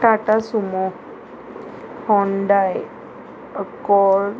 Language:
Konkani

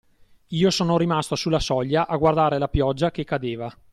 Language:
Italian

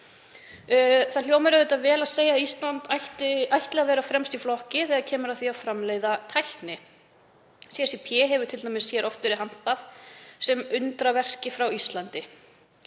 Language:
Icelandic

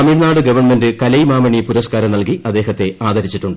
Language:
Malayalam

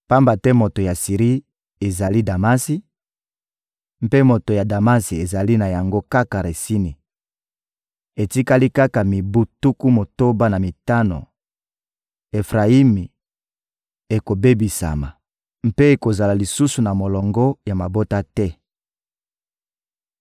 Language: Lingala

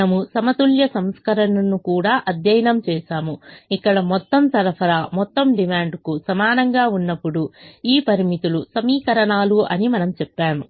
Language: Telugu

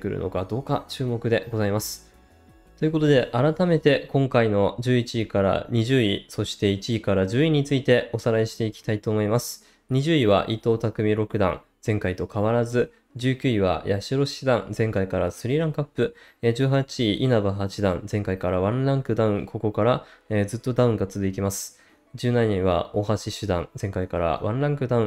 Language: Japanese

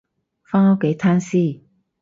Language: Cantonese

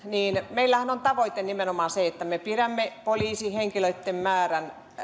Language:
Finnish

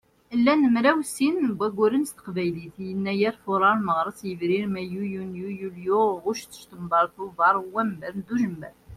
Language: Kabyle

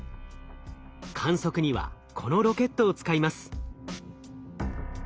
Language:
Japanese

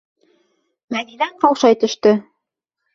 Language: Bashkir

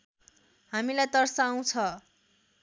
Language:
Nepali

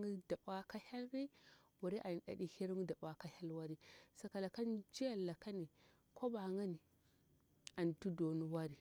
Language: Bura-Pabir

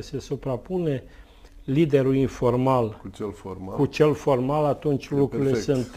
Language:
Romanian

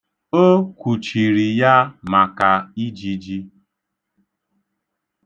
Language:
Igbo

